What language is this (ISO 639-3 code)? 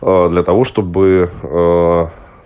rus